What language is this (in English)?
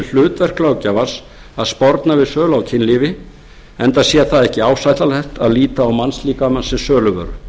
Icelandic